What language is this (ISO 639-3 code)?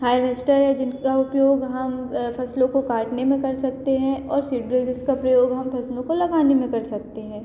hin